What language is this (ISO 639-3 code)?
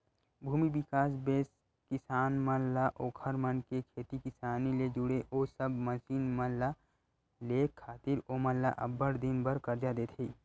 hne